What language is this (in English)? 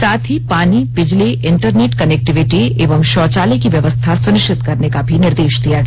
Hindi